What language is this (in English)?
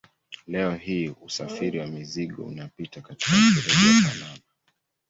Swahili